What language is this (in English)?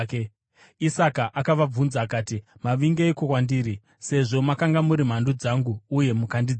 Shona